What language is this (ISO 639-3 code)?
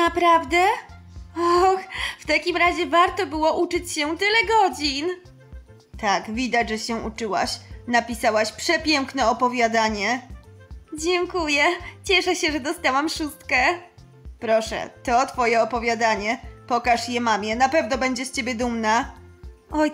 pol